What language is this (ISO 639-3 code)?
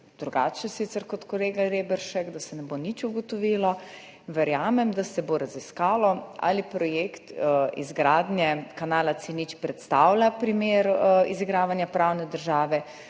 slv